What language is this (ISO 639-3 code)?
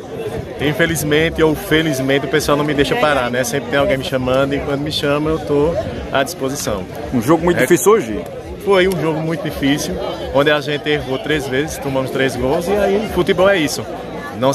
por